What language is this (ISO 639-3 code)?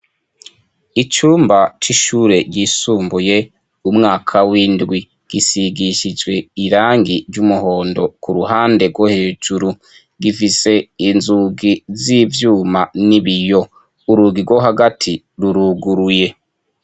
run